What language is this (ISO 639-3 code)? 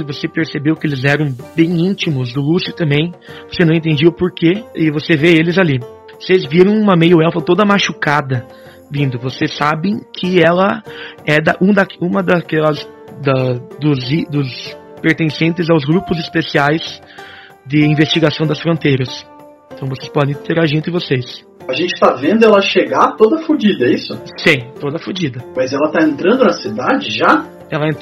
por